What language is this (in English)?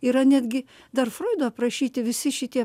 Lithuanian